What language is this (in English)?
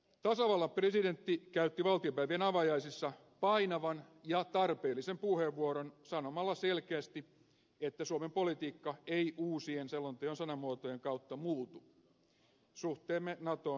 Finnish